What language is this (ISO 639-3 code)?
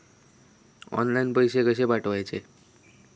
mar